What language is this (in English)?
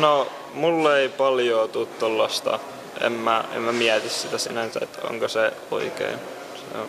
Finnish